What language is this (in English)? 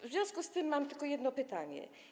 Polish